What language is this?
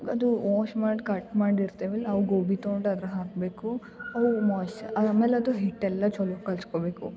Kannada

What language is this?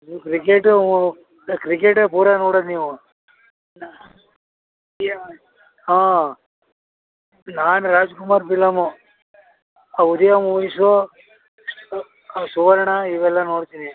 Kannada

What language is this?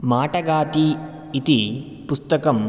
Sanskrit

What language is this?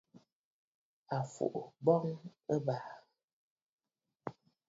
Bafut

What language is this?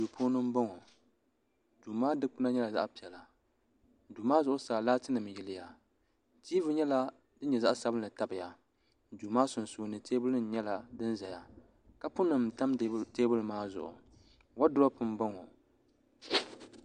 Dagbani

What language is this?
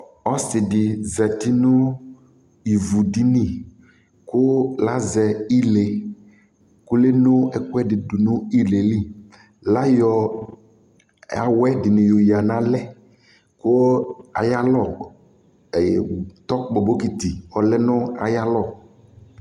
Ikposo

